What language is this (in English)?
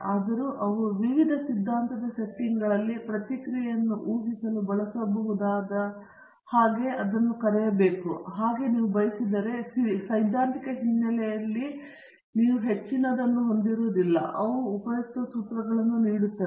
Kannada